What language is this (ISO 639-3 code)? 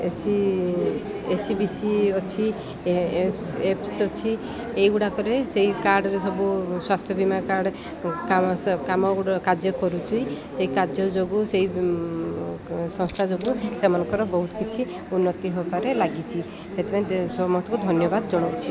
ori